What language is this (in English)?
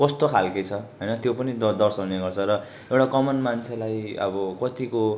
Nepali